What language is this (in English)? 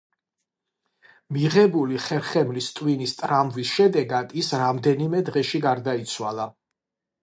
Georgian